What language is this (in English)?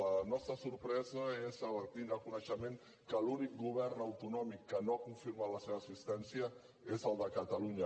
Catalan